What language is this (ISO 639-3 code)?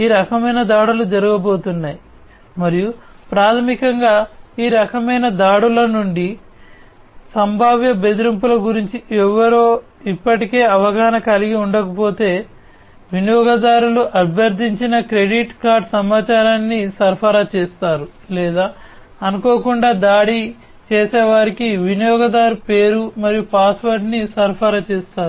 tel